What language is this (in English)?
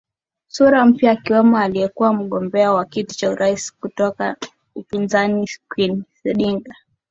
Swahili